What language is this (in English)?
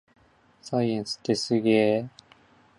Japanese